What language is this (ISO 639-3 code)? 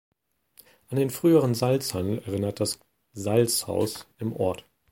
deu